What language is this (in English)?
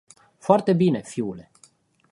Romanian